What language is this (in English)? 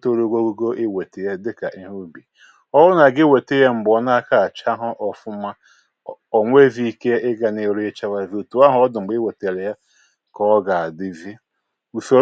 Igbo